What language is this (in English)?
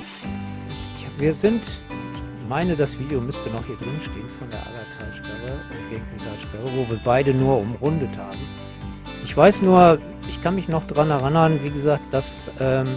German